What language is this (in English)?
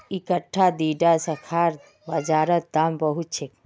Magahi